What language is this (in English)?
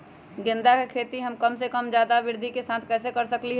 Magahi